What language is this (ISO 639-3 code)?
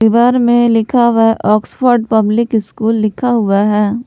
hin